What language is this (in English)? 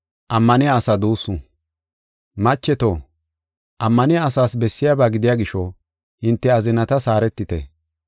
Gofa